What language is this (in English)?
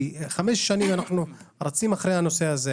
Hebrew